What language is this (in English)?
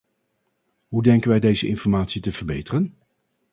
Dutch